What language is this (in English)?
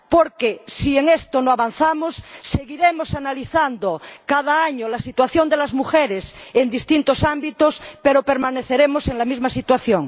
Spanish